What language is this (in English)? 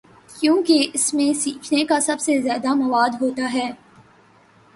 Urdu